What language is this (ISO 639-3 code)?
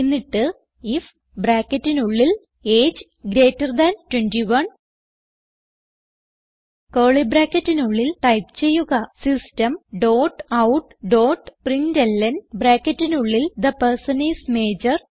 mal